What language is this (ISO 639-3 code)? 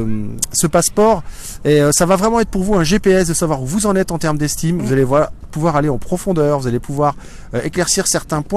fra